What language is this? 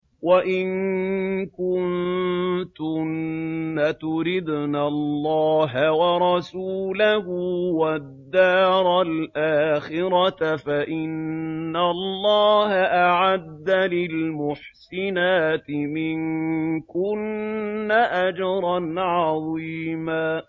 Arabic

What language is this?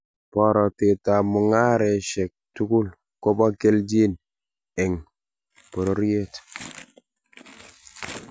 Kalenjin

